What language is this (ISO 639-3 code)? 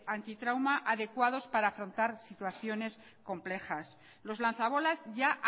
spa